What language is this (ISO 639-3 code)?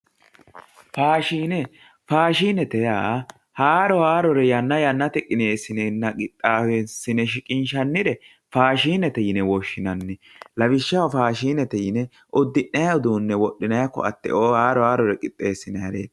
sid